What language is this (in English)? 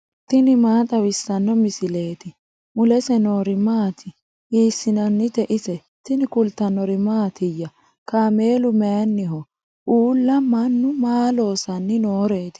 Sidamo